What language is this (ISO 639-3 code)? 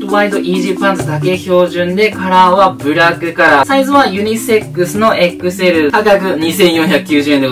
jpn